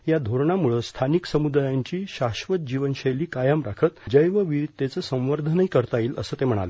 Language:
Marathi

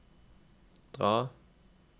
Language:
Norwegian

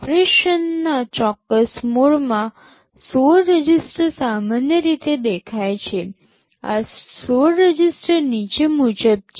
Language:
Gujarati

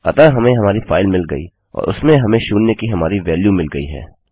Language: Hindi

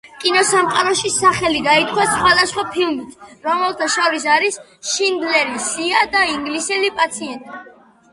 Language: Georgian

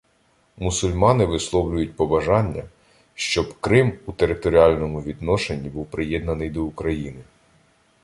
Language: Ukrainian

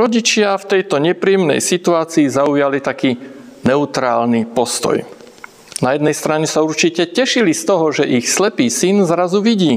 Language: Slovak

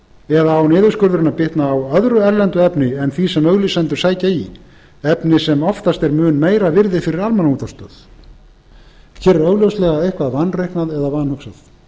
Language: Icelandic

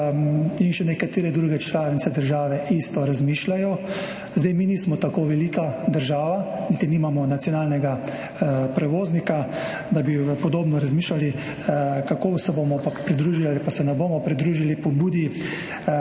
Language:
Slovenian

